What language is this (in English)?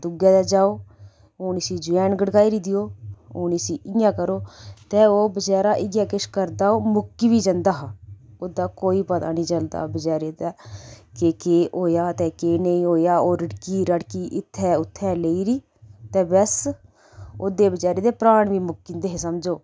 Dogri